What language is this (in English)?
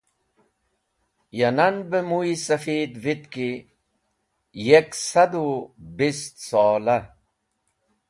Wakhi